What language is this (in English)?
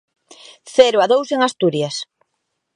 Galician